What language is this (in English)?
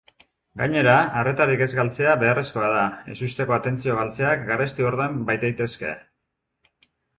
Basque